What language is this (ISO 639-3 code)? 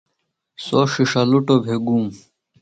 phl